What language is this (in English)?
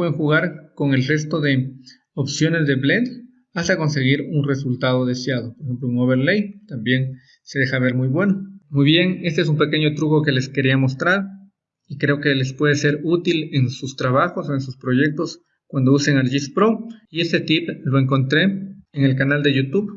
Spanish